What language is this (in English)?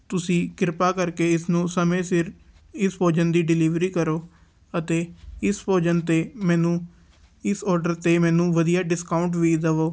Punjabi